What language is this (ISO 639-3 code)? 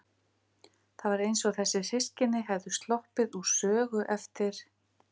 isl